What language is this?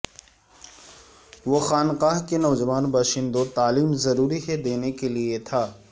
Urdu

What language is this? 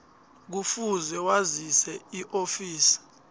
South Ndebele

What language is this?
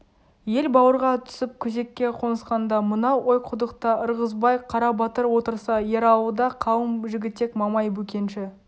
Kazakh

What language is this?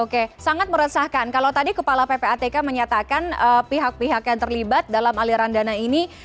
Indonesian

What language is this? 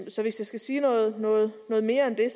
Danish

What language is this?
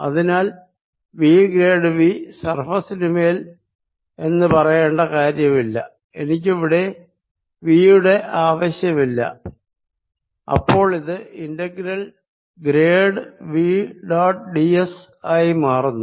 Malayalam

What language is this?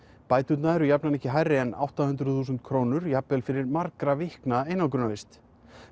Icelandic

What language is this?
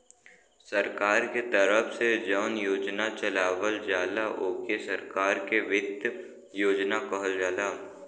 Bhojpuri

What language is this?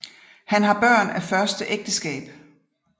Danish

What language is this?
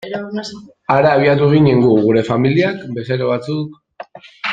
Basque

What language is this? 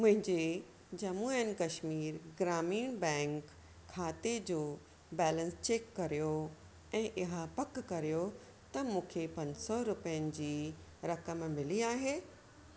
Sindhi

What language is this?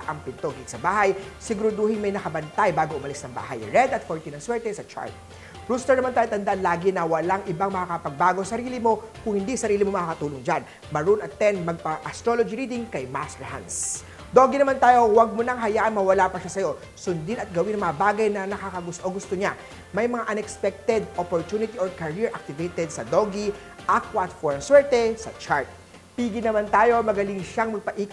Filipino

